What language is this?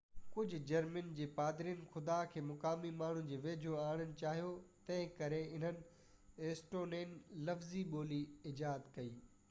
Sindhi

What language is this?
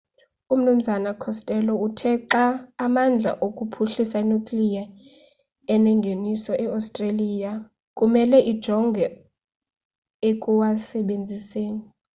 Xhosa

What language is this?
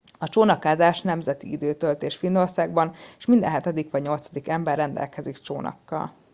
Hungarian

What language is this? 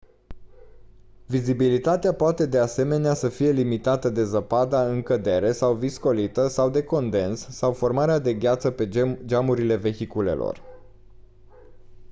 Romanian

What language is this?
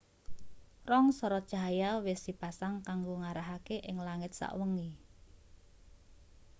Javanese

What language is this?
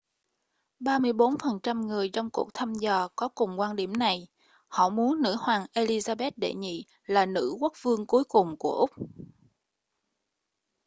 Vietnamese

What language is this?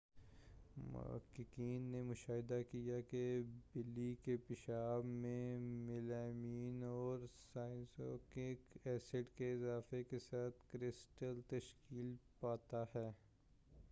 Urdu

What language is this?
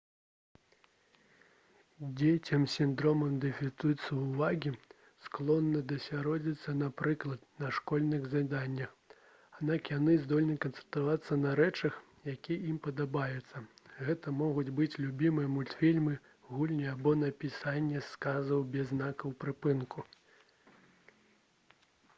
Belarusian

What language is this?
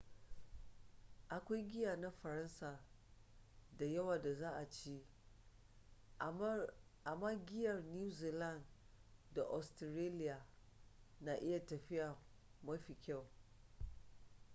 Hausa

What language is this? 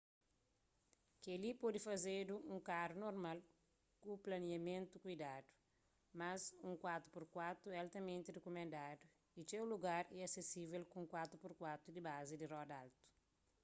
Kabuverdianu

